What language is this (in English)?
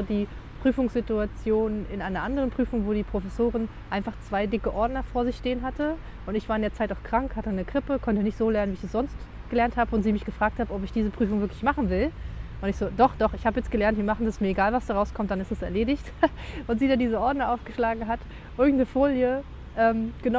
German